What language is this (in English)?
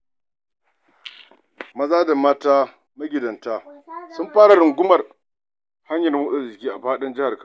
Hausa